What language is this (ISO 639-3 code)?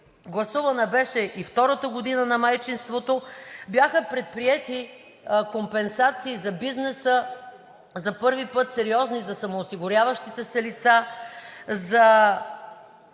bul